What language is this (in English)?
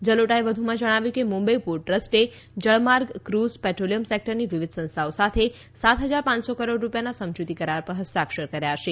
Gujarati